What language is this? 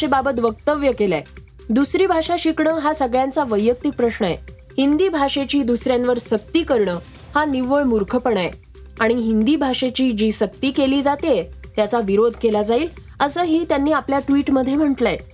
Marathi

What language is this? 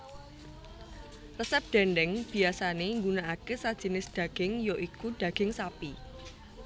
Javanese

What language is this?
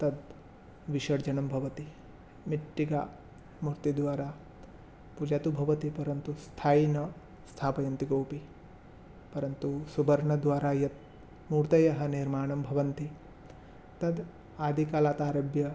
Sanskrit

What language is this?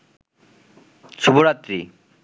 Bangla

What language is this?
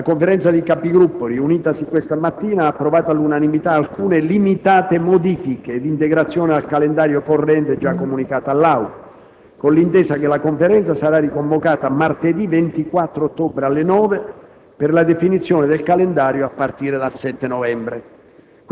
Italian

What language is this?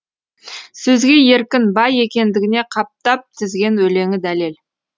Kazakh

